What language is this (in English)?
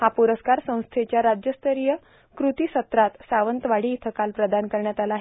Marathi